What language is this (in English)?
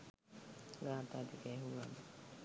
Sinhala